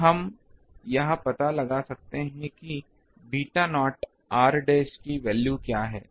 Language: Hindi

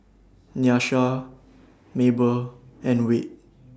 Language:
English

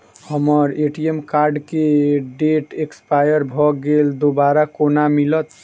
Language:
Maithili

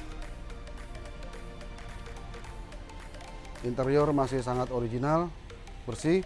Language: Indonesian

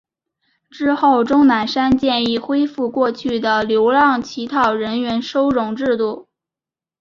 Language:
Chinese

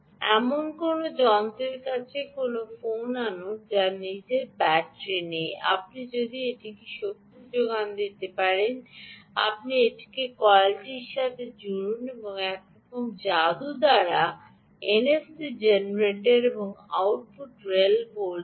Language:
Bangla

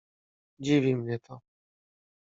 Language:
Polish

